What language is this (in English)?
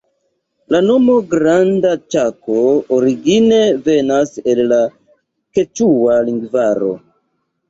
Esperanto